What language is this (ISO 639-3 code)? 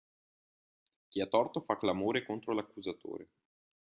ita